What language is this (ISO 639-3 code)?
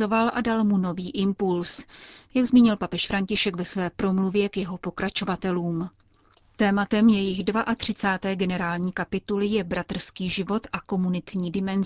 ces